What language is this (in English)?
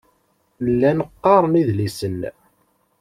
Kabyle